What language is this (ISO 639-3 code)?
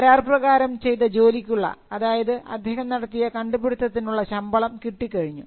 mal